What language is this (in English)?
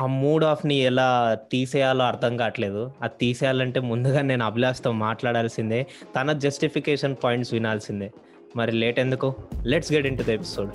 Telugu